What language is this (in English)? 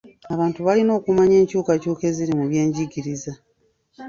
Ganda